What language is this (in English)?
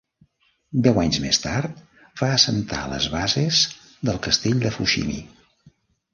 Catalan